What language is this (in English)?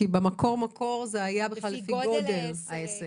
Hebrew